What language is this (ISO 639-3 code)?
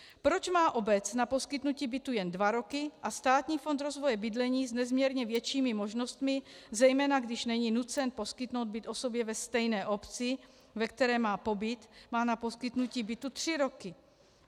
ces